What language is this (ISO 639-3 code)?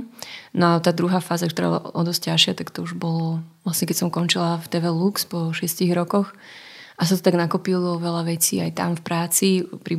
slk